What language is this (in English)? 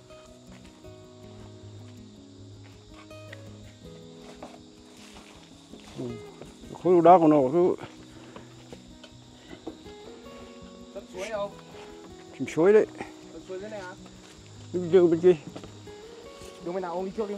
Vietnamese